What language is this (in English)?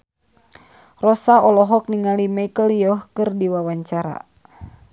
Sundanese